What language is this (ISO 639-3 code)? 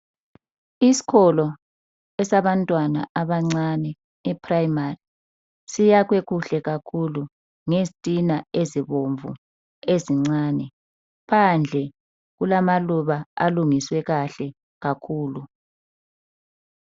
nde